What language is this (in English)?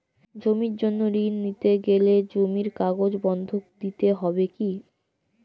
Bangla